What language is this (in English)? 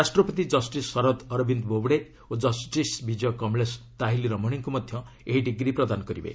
Odia